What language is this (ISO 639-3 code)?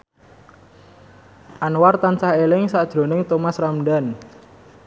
jav